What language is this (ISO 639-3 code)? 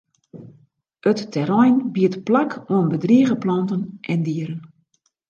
fry